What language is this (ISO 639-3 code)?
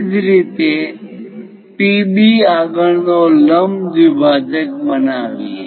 guj